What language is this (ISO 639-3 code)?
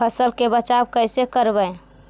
mag